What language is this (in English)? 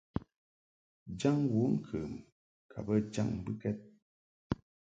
Mungaka